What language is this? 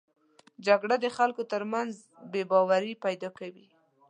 Pashto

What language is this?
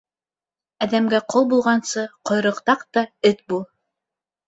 Bashkir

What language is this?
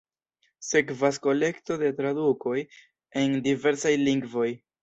Esperanto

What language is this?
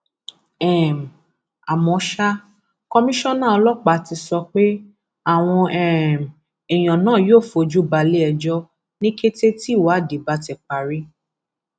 Yoruba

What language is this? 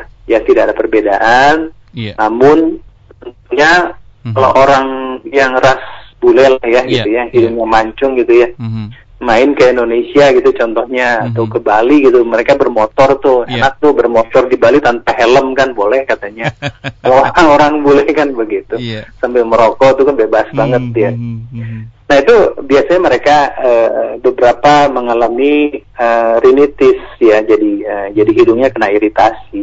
Indonesian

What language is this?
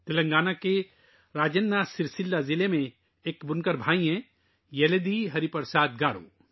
Urdu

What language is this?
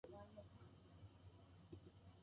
Japanese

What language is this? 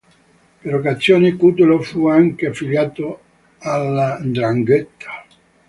Italian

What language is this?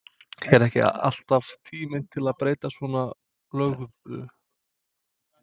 Icelandic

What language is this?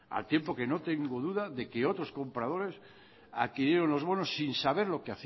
Spanish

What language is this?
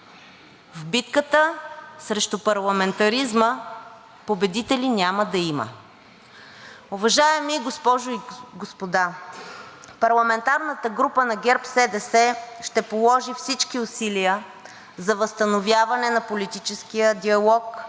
Bulgarian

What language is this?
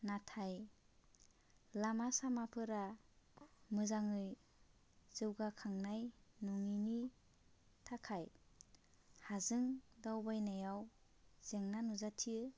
Bodo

